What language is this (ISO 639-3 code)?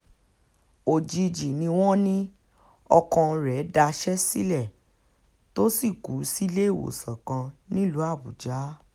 yor